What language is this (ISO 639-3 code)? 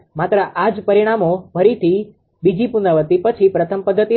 guj